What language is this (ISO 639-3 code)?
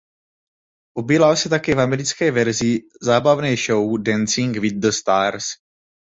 ces